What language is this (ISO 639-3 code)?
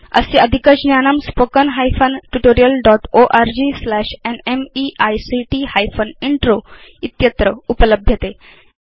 san